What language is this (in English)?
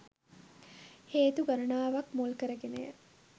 Sinhala